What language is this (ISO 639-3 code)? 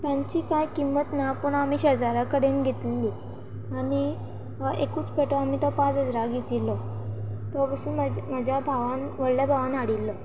kok